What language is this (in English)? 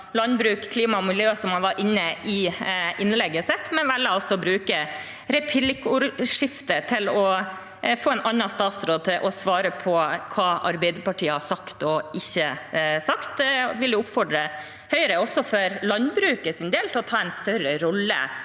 Norwegian